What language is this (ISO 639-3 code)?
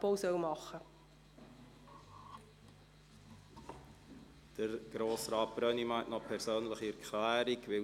gsw